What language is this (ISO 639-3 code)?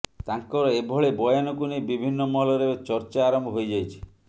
ori